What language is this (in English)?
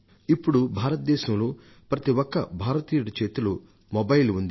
Telugu